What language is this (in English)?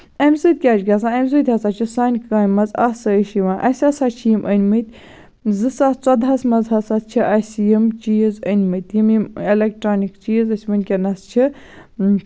Kashmiri